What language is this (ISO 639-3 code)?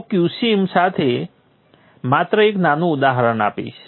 guj